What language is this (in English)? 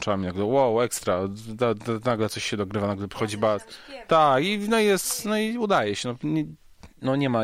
Polish